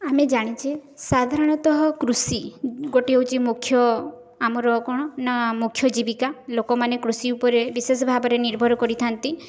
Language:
Odia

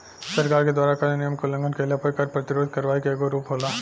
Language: Bhojpuri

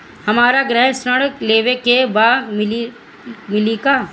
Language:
Bhojpuri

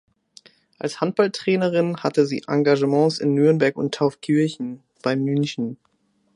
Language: German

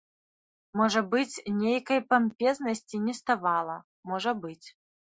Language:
Belarusian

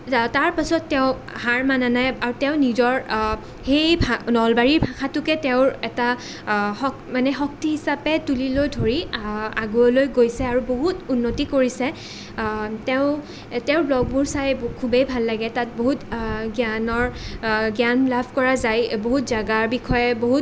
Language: Assamese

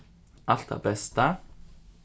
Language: Faroese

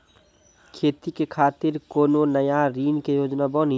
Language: Maithili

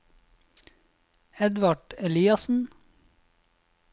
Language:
Norwegian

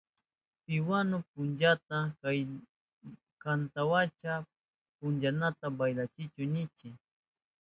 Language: Southern Pastaza Quechua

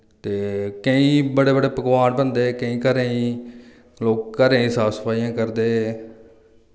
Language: Dogri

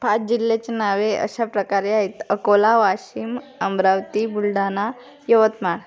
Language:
Marathi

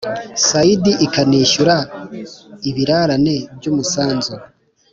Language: Kinyarwanda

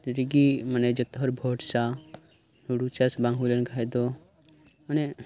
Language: Santali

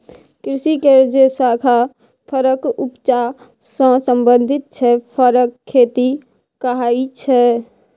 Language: Maithili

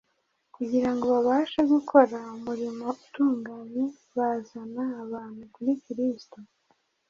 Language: Kinyarwanda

